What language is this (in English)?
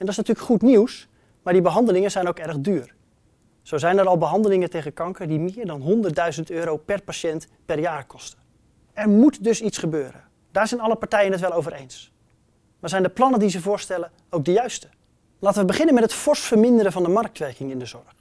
Dutch